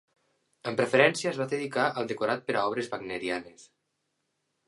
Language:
Catalan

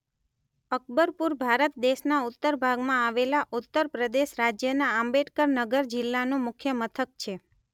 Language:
Gujarati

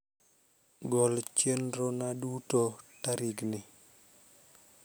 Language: Luo (Kenya and Tanzania)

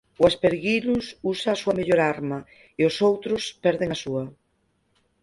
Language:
Galician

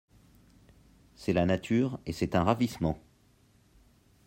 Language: French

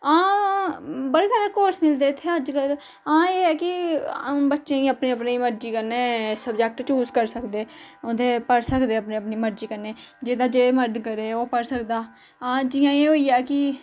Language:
Dogri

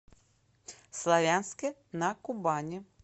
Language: Russian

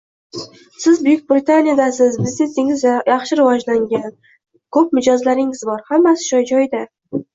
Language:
Uzbek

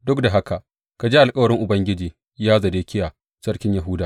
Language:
Hausa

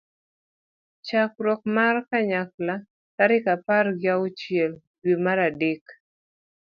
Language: Luo (Kenya and Tanzania)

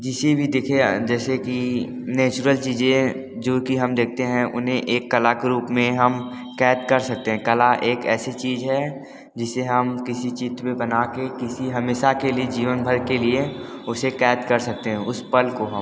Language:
Hindi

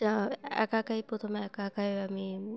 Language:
Bangla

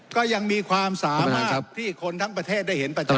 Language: Thai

